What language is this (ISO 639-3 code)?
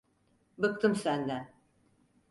tur